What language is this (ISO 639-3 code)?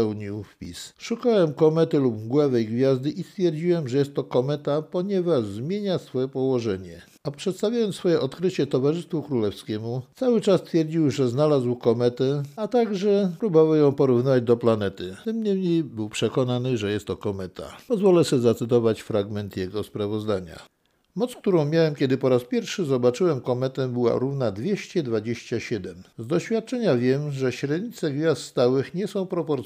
pol